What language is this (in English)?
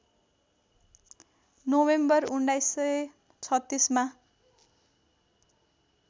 Nepali